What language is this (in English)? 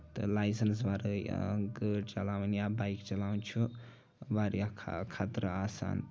Kashmiri